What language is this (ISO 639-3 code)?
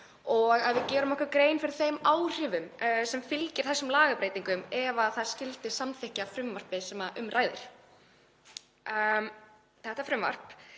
isl